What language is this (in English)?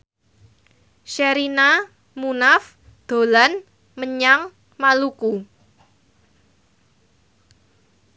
Javanese